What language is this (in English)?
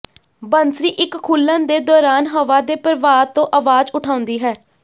Punjabi